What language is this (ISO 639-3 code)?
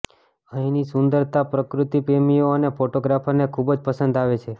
guj